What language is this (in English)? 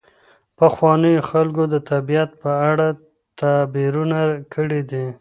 Pashto